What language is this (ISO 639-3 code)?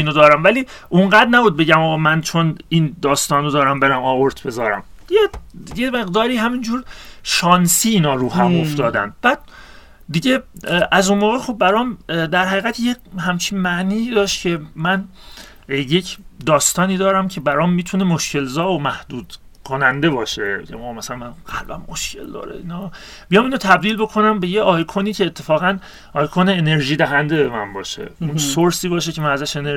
fas